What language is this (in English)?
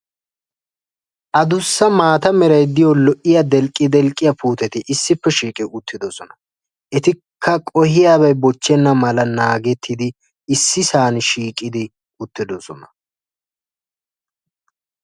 Wolaytta